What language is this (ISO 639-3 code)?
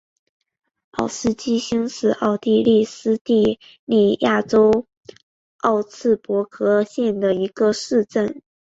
zho